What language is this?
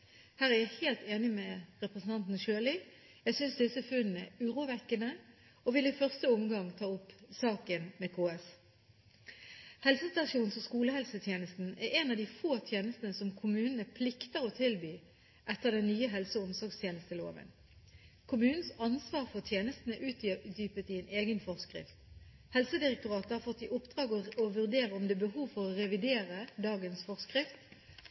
Norwegian Bokmål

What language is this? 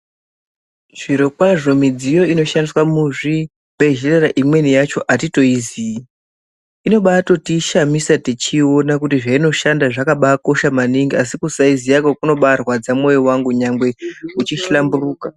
Ndau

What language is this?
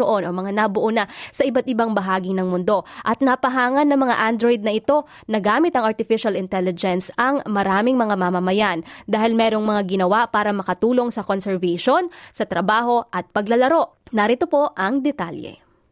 Filipino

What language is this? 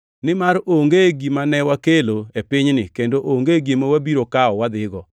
Luo (Kenya and Tanzania)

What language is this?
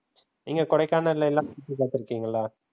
Tamil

